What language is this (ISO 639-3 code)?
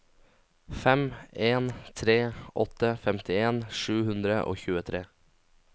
nor